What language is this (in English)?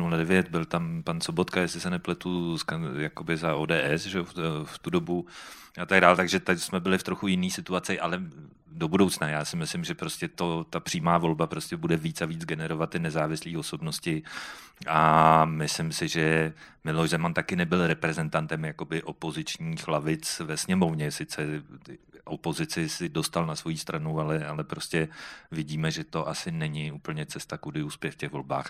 Czech